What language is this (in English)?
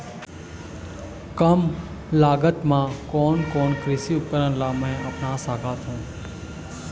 Chhattisgarhi